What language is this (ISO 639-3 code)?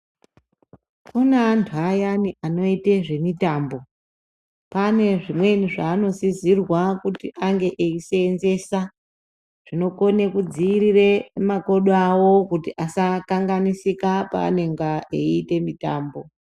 ndc